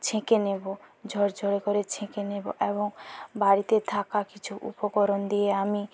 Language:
Bangla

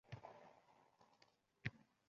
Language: Uzbek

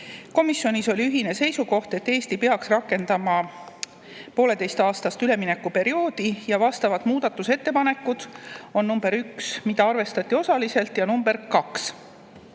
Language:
Estonian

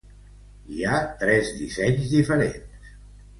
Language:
Catalan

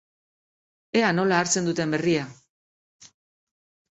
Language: Basque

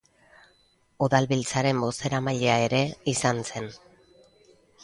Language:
Basque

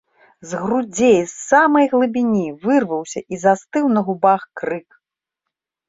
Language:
Belarusian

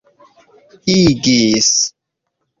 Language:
Esperanto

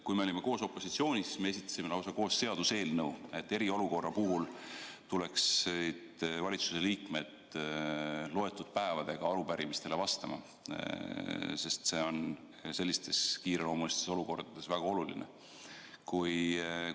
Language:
Estonian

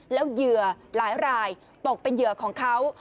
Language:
Thai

